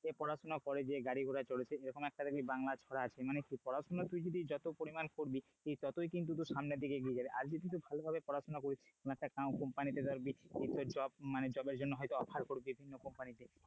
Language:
Bangla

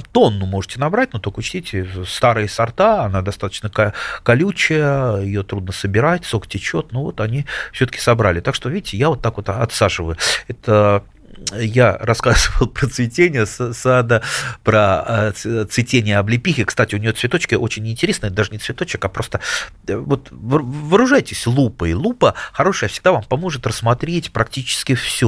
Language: Russian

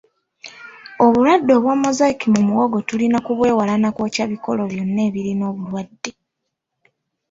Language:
Ganda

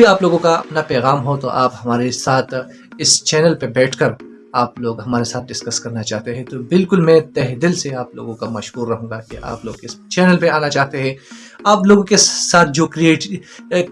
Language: Urdu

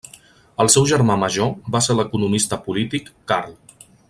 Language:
Catalan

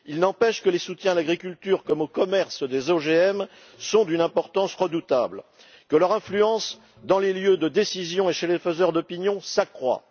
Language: French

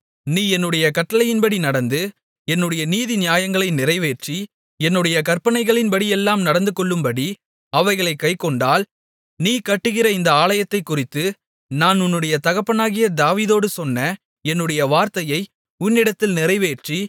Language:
Tamil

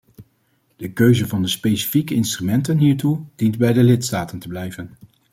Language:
Dutch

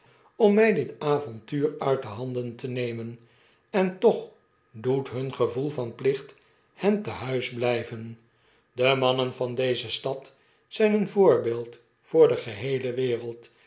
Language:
Dutch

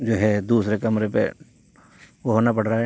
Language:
Urdu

